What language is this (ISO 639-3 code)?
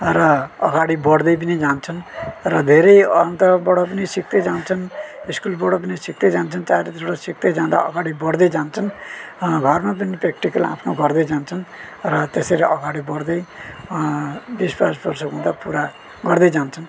nep